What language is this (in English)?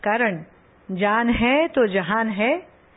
Marathi